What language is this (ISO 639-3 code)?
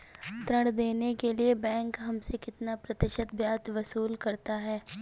hin